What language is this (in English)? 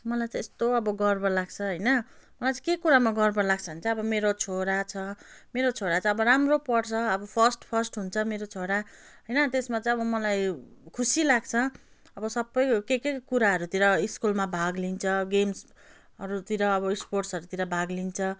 Nepali